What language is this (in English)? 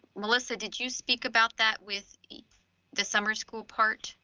English